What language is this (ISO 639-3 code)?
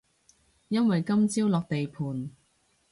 yue